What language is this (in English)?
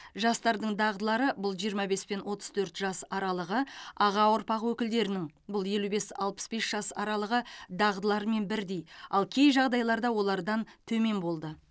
Kazakh